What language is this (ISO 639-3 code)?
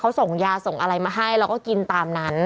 tha